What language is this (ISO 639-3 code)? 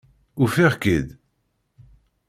kab